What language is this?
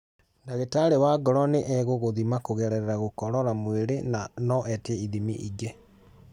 Kikuyu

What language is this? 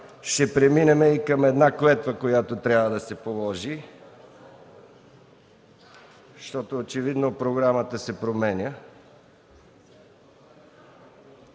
Bulgarian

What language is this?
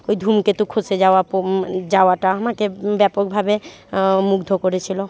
Bangla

